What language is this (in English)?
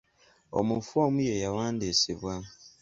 Ganda